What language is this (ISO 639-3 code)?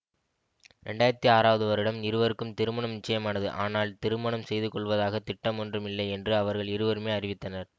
tam